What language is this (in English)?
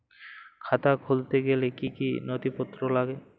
Bangla